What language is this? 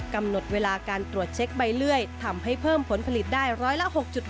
Thai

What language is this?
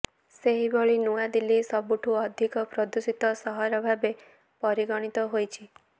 Odia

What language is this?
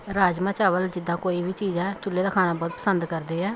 Punjabi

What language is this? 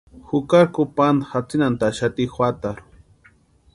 Western Highland Purepecha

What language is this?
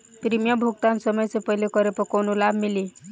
Bhojpuri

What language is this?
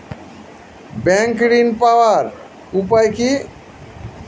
Bangla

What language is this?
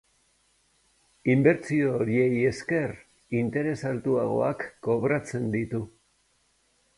Basque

